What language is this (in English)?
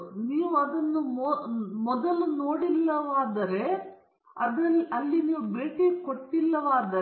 Kannada